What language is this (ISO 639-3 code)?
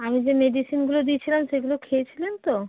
ben